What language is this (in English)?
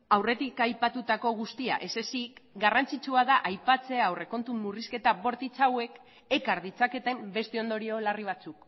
Basque